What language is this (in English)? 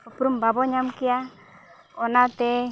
Santali